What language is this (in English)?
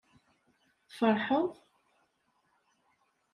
Kabyle